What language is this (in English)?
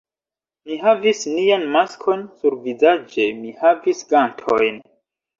Esperanto